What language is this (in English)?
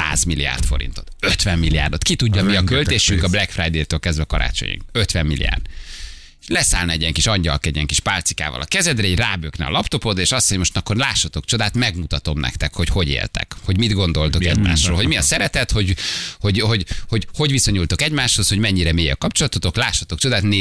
Hungarian